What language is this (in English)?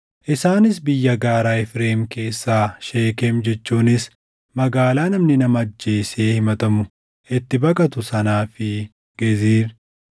Oromo